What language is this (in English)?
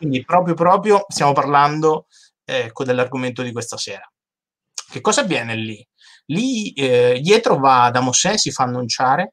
Italian